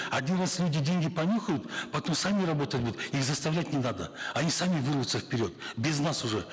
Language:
Kazakh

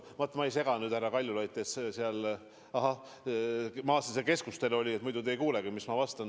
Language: Estonian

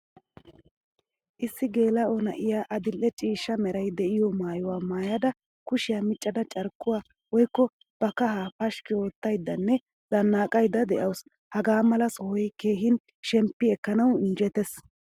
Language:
Wolaytta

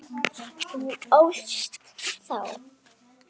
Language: Icelandic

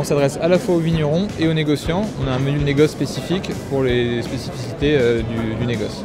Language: French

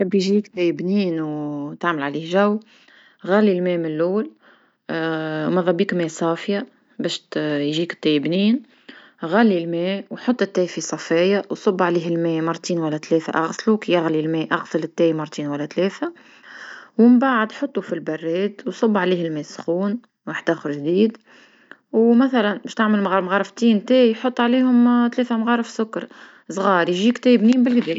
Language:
Tunisian Arabic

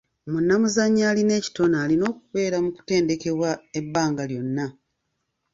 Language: Ganda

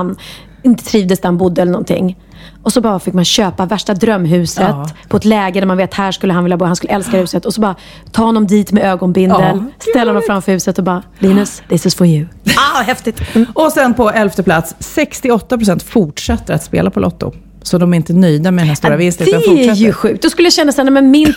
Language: Swedish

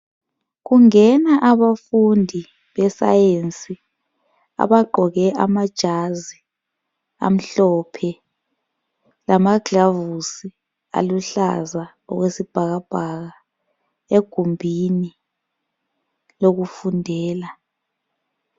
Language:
North Ndebele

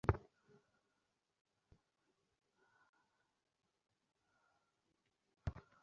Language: Bangla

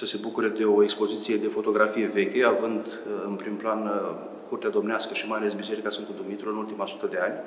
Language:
Romanian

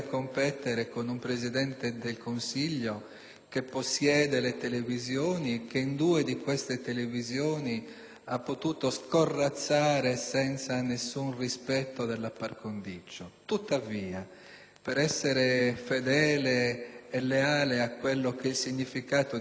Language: Italian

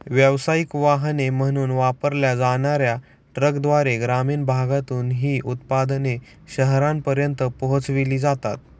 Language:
Marathi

